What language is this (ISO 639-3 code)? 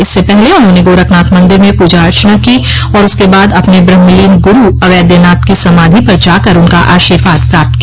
hin